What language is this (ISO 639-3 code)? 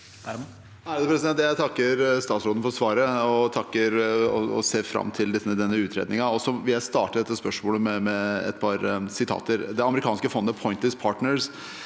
nor